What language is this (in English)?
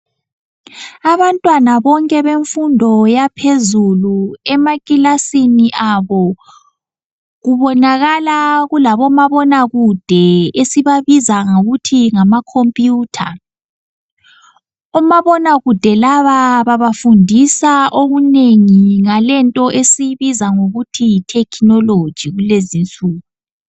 North Ndebele